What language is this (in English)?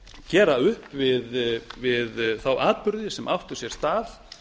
Icelandic